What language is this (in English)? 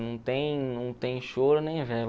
Portuguese